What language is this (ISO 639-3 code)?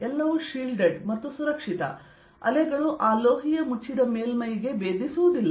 kan